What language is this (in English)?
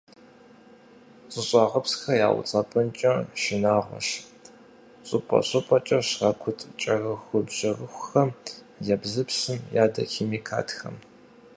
Kabardian